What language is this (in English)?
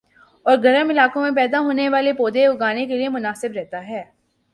Urdu